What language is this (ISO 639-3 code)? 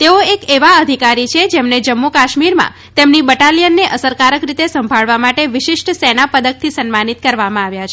guj